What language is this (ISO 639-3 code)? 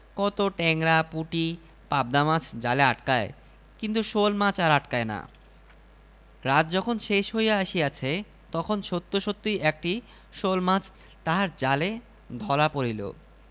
ben